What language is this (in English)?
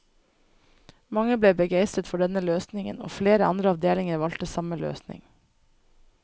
Norwegian